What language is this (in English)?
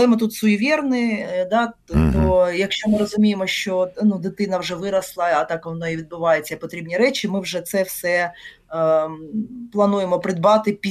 Ukrainian